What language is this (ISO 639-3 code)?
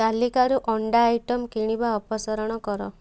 ori